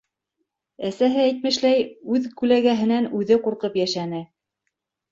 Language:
Bashkir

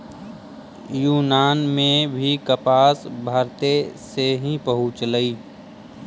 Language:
Magahi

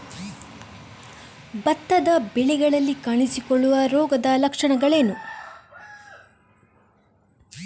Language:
Kannada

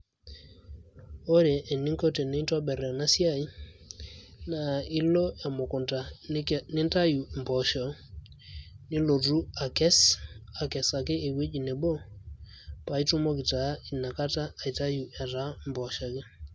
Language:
Masai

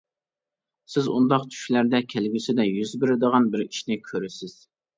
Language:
Uyghur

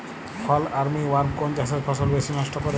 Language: Bangla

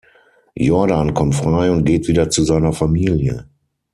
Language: German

